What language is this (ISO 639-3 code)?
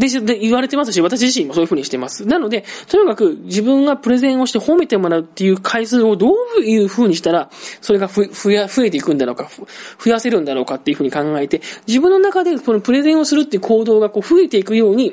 jpn